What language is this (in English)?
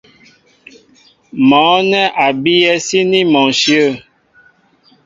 Mbo (Cameroon)